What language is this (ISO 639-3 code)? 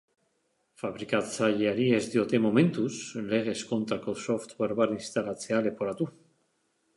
eus